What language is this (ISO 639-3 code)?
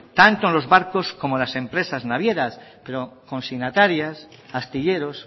spa